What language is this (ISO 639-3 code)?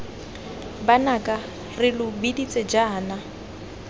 tsn